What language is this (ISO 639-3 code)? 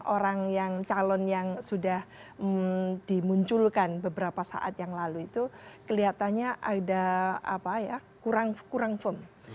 ind